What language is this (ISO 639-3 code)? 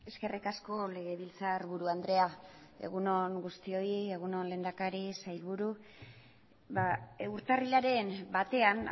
eus